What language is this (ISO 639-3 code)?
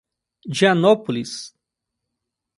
por